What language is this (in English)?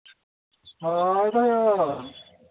Santali